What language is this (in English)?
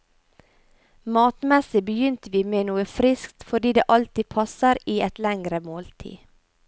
Norwegian